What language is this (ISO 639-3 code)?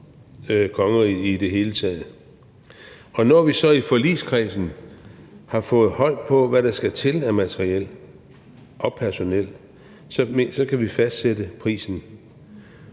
dan